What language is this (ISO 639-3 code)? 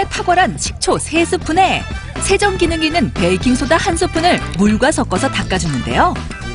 kor